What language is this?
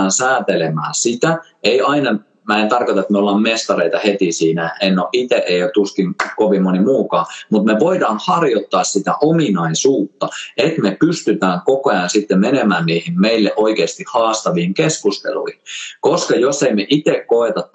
Finnish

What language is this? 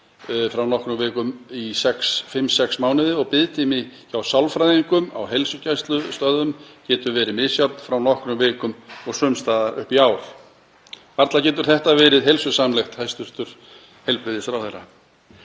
Icelandic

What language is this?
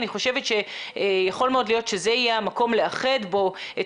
Hebrew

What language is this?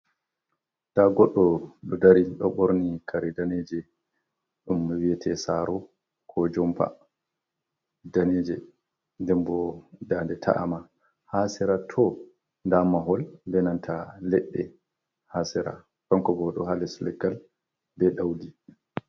Fula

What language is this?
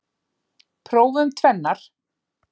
Icelandic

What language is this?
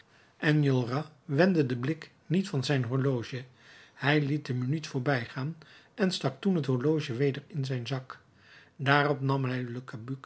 Dutch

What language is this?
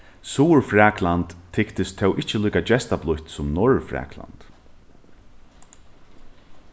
Faroese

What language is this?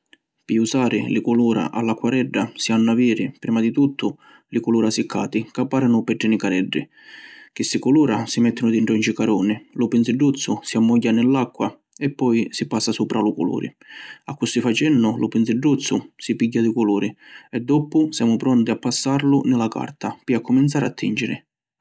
Sicilian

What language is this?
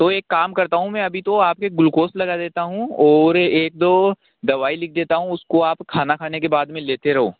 Hindi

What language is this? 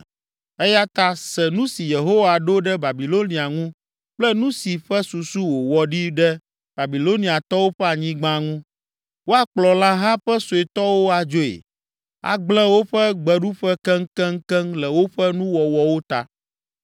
Ewe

